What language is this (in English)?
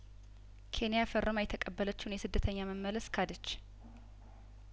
Amharic